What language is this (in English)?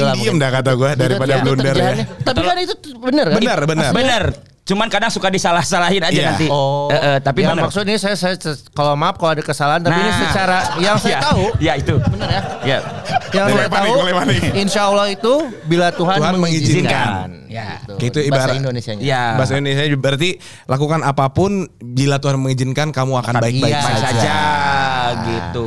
Indonesian